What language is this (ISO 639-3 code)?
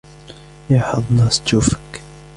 ara